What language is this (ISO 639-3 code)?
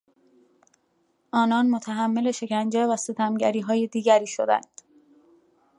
fas